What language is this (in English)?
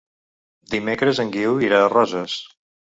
Catalan